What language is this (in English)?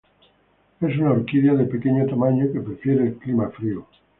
Spanish